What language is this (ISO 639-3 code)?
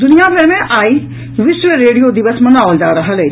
mai